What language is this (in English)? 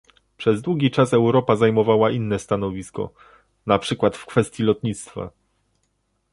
Polish